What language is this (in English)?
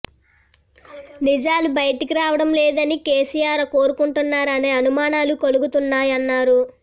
Telugu